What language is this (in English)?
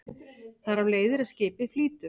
Icelandic